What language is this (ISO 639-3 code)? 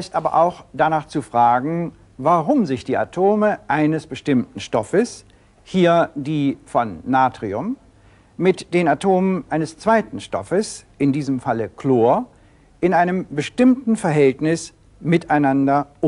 deu